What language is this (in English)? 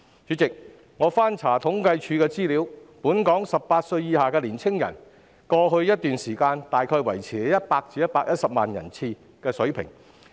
Cantonese